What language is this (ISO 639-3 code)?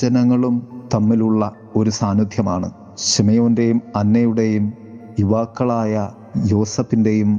mal